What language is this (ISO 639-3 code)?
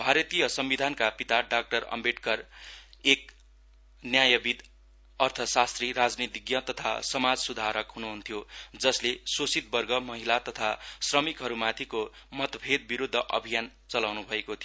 nep